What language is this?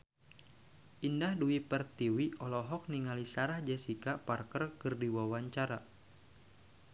Sundanese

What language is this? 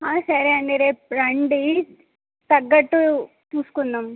Telugu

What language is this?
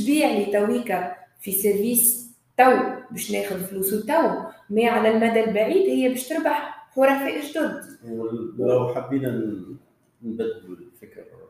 Arabic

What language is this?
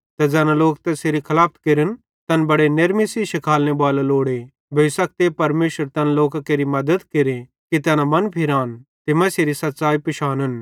Bhadrawahi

